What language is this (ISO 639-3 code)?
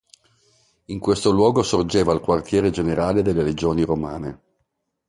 ita